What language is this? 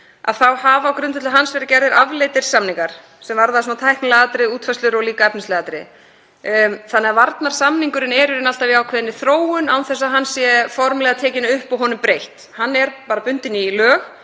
Icelandic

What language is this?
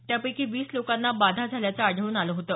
Marathi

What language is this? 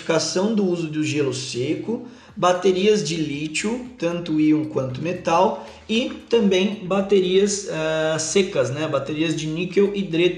Portuguese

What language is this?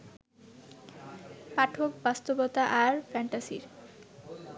Bangla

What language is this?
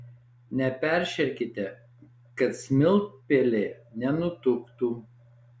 Lithuanian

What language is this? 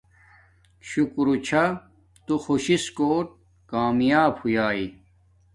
Domaaki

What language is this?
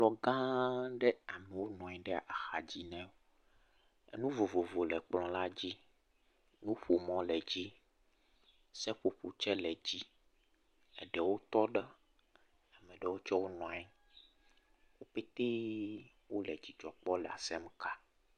Ewe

